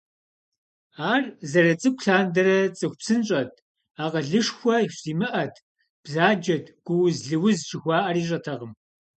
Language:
Kabardian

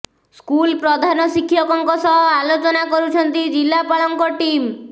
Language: Odia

